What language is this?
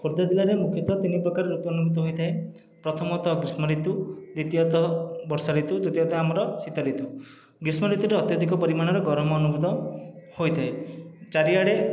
Odia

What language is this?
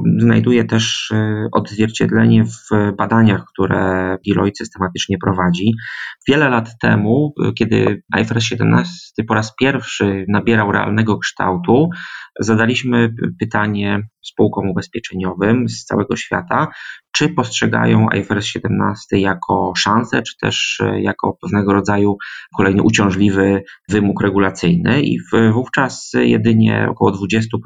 Polish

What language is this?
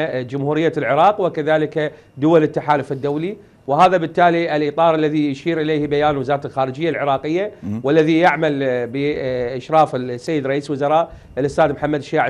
Arabic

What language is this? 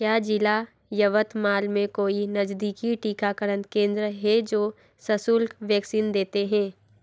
Hindi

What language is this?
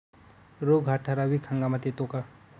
Marathi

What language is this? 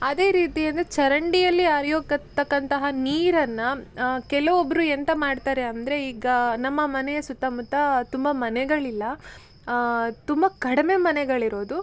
Kannada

